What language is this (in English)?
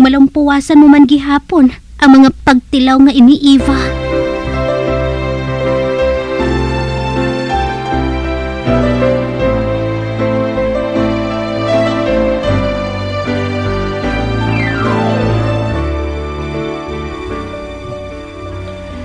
Filipino